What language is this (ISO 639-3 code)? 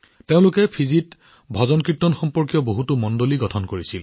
asm